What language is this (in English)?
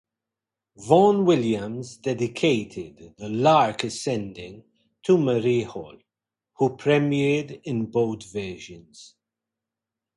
English